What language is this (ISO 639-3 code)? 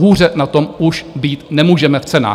ces